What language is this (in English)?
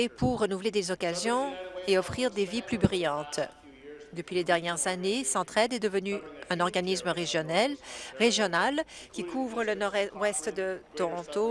French